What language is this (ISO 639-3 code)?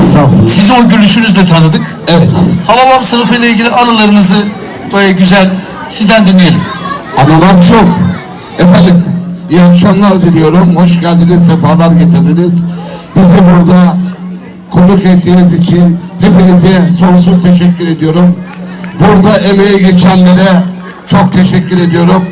tur